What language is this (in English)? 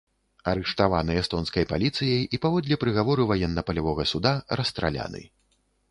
Belarusian